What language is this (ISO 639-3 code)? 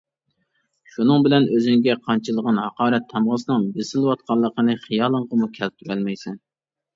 uig